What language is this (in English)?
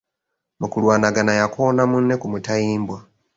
Ganda